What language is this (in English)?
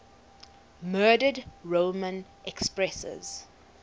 English